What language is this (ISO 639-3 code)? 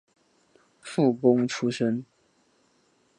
zho